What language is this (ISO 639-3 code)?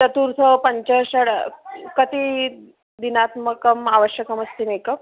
san